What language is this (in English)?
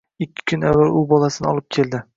Uzbek